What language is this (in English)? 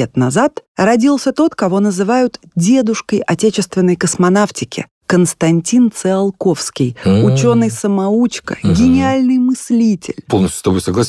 Russian